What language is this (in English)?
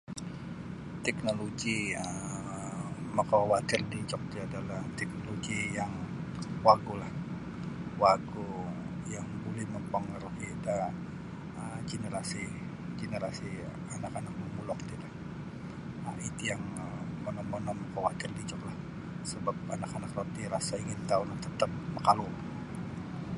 Sabah Bisaya